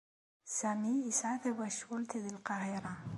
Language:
Kabyle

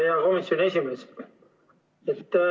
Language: Estonian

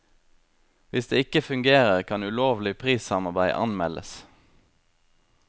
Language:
Norwegian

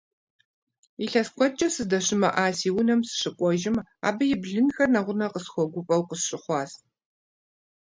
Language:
Kabardian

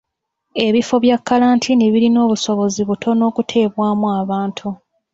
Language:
Ganda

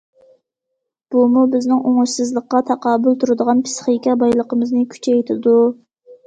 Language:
Uyghur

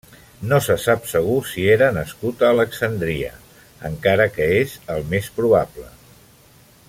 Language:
Catalan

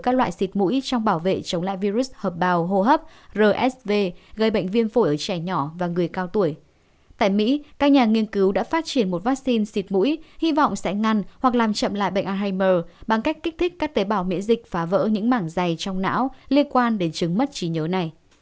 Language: Vietnamese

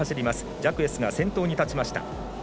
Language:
Japanese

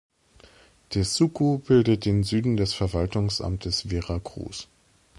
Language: German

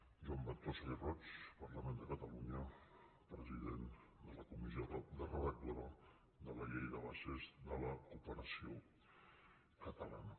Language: Catalan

